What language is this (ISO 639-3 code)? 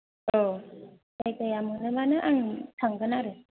brx